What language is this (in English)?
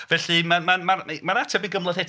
Welsh